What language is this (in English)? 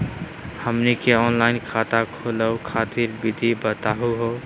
Magahi